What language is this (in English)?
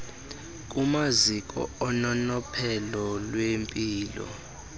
Xhosa